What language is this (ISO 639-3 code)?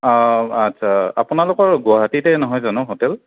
asm